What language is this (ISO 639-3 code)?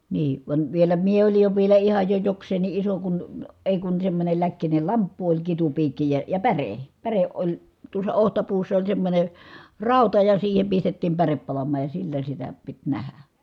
fin